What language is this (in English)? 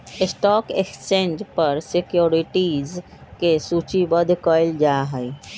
Magahi